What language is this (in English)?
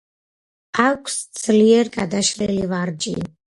Georgian